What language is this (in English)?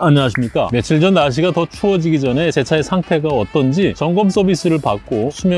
Korean